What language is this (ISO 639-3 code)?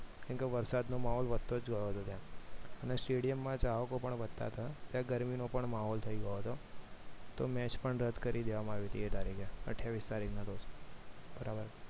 guj